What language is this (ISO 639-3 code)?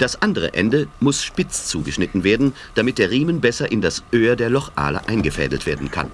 deu